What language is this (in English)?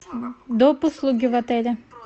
Russian